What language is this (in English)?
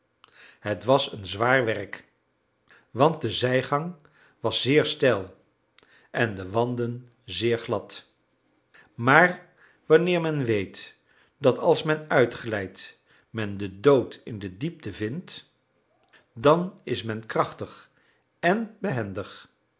Dutch